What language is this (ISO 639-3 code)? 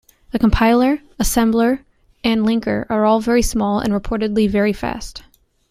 eng